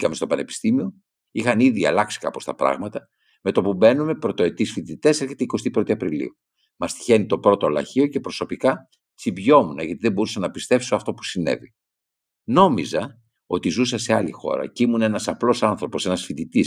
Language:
Greek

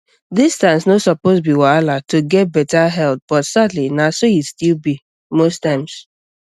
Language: Nigerian Pidgin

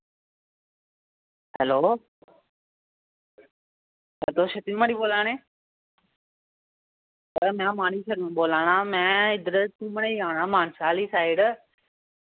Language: Dogri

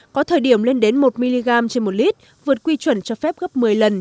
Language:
Vietnamese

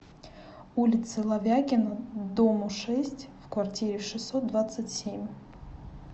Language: Russian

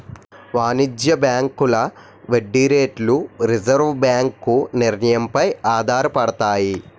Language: Telugu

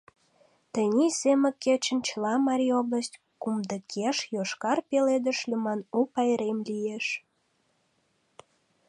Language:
Mari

